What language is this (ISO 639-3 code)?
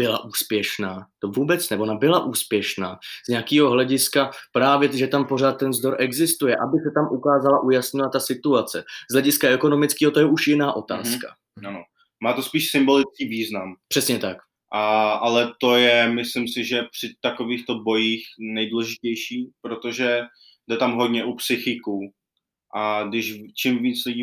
ces